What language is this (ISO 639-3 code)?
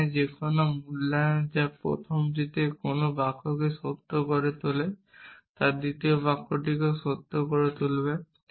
ben